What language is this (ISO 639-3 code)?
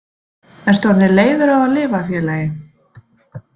isl